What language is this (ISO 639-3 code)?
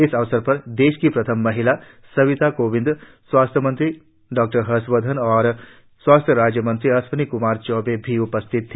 hin